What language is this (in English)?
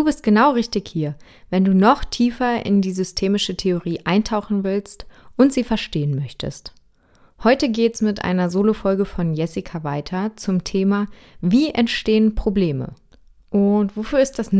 German